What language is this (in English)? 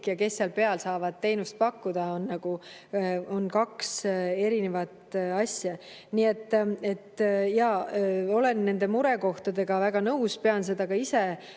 Estonian